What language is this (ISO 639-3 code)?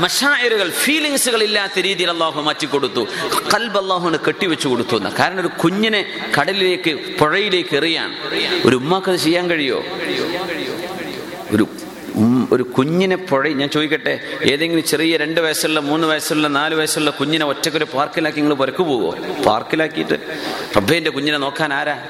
mal